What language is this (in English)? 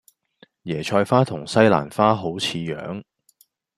Cantonese